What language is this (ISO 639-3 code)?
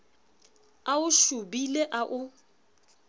sot